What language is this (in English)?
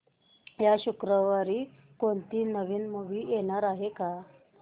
Marathi